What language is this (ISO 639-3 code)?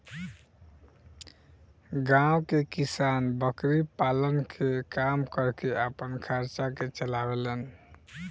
bho